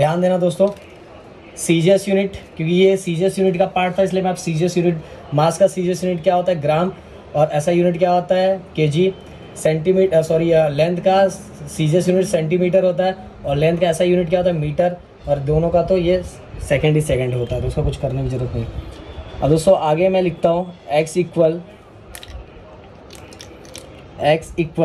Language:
Hindi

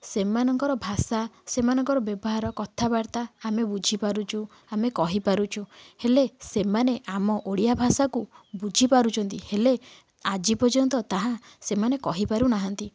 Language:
Odia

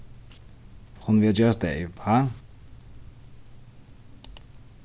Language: Faroese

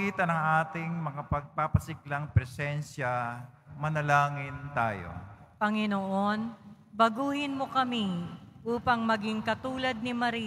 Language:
Filipino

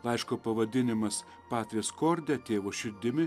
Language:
Lithuanian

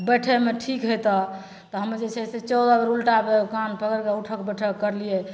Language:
Maithili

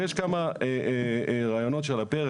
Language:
Hebrew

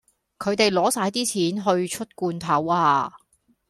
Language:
Cantonese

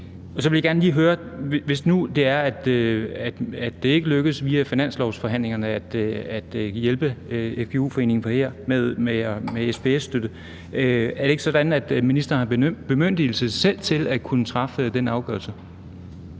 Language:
Danish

